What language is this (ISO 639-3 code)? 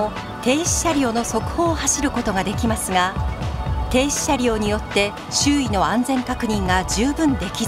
jpn